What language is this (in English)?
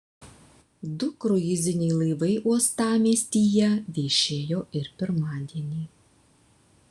Lithuanian